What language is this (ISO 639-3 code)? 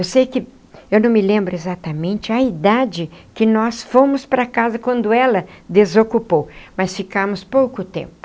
por